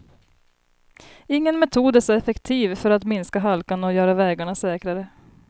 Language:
Swedish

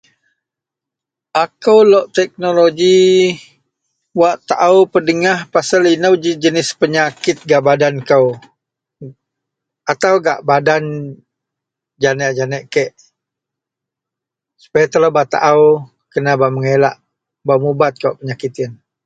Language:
Central Melanau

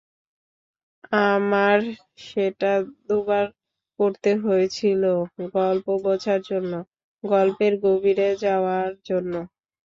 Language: Bangla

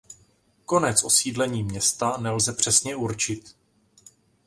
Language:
Czech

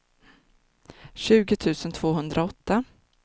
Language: Swedish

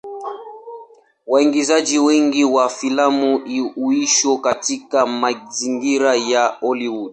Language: Swahili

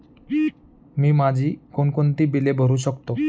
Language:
Marathi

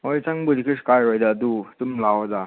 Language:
Manipuri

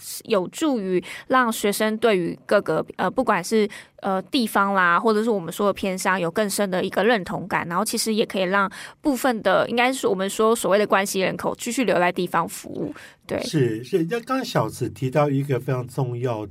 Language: Chinese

